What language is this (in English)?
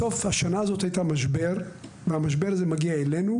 Hebrew